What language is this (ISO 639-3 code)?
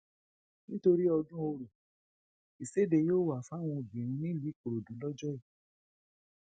yor